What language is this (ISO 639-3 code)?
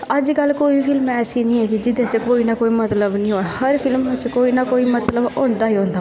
doi